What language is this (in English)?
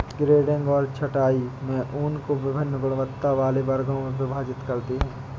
Hindi